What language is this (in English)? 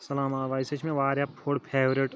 Kashmiri